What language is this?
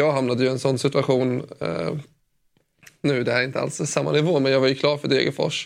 Swedish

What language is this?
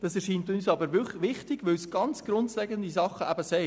Swiss German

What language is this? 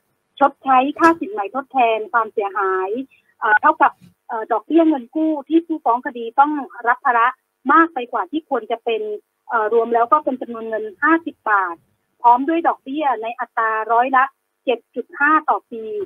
Thai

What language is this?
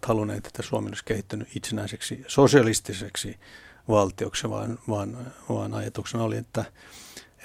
Finnish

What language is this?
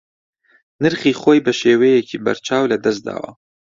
Central Kurdish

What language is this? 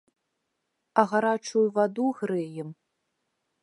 Belarusian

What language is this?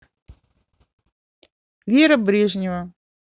Russian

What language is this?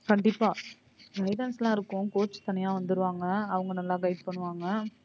Tamil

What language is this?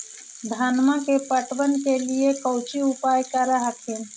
Magahi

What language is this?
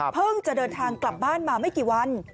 Thai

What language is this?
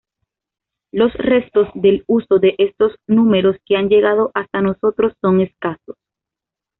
Spanish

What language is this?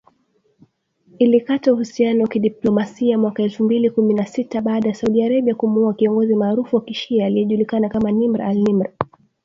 Swahili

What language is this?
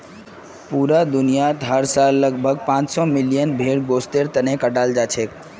Magahi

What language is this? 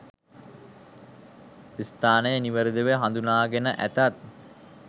Sinhala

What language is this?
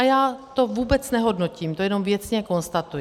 Czech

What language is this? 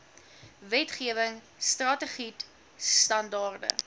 Afrikaans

